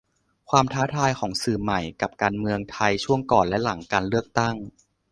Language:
Thai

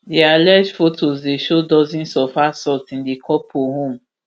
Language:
Nigerian Pidgin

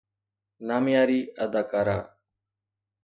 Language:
Sindhi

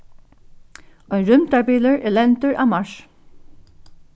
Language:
Faroese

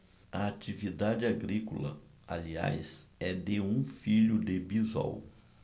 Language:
Portuguese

